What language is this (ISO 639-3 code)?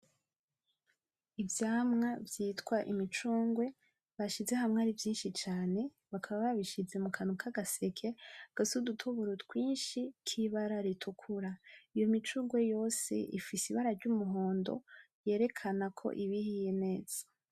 run